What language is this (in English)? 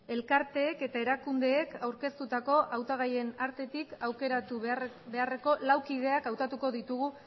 Basque